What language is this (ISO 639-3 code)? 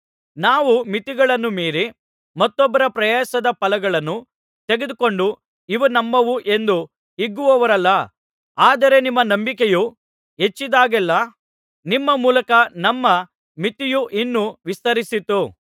kan